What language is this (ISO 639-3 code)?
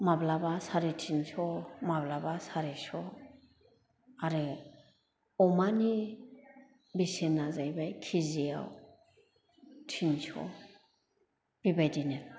brx